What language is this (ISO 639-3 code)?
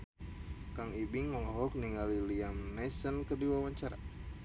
sun